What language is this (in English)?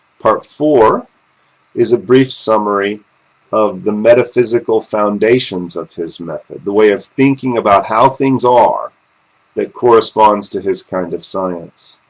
English